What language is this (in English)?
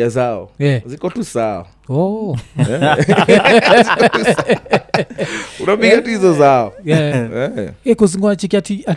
Swahili